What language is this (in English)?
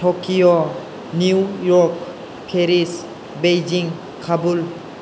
Bodo